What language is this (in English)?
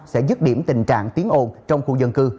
Vietnamese